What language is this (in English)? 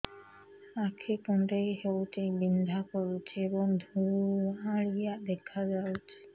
Odia